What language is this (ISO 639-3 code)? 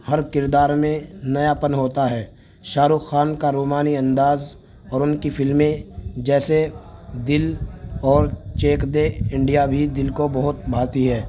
urd